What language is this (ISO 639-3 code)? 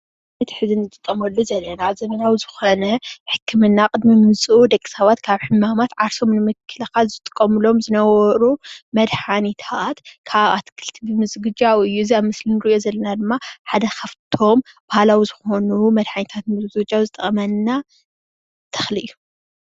tir